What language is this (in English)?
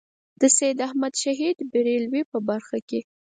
Pashto